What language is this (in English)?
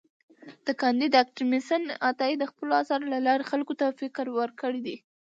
Pashto